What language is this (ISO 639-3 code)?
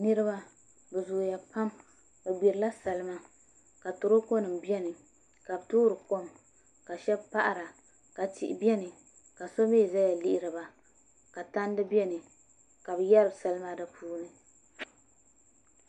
dag